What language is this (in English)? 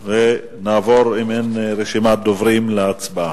Hebrew